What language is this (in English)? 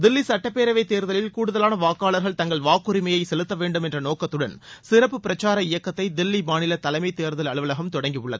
Tamil